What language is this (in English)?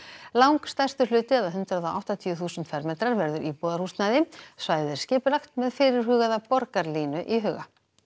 Icelandic